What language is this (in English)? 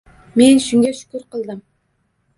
Uzbek